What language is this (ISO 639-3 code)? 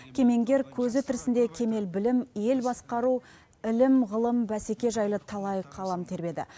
kaz